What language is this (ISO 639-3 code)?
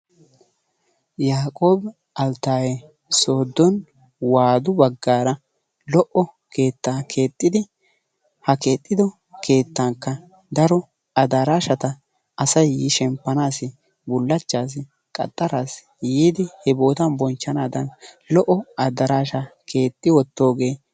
wal